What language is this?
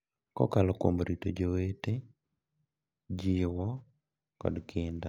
Luo (Kenya and Tanzania)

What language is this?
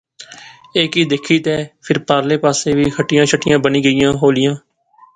Pahari-Potwari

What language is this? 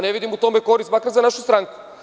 Serbian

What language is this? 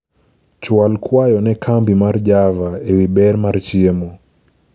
Luo (Kenya and Tanzania)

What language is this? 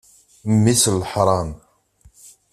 Kabyle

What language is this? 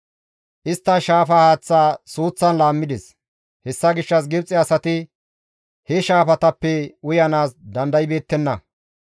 Gamo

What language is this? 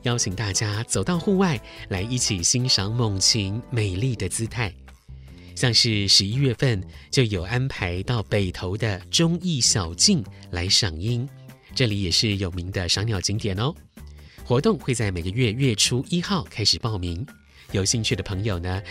Chinese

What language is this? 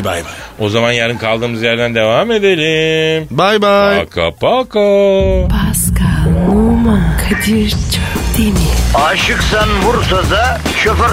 Turkish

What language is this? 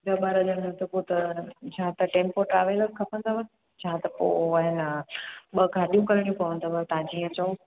Sindhi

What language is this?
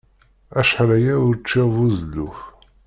Kabyle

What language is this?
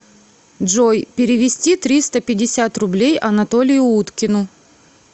Russian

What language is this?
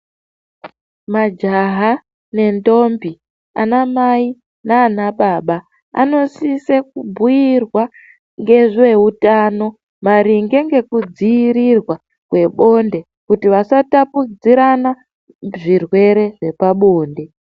Ndau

